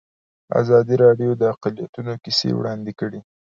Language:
Pashto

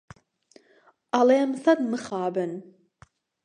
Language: Central Kurdish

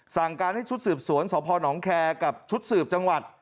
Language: Thai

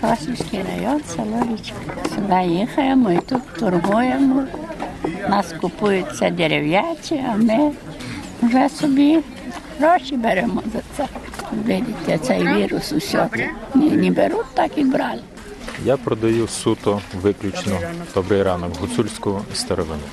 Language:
Ukrainian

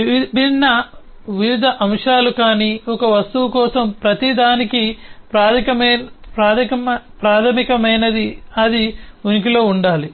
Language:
Telugu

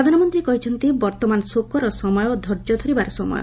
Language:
Odia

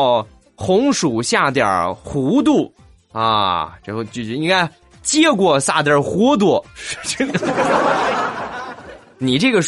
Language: Chinese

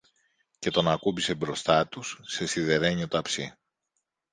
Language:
Greek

